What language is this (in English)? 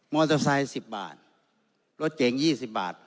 Thai